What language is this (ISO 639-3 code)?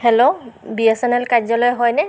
asm